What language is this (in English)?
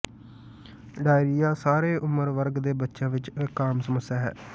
Punjabi